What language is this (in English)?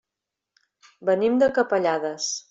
Catalan